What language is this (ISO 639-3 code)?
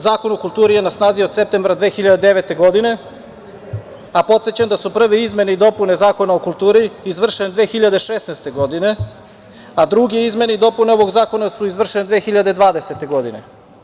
srp